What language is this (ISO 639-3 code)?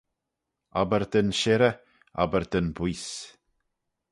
glv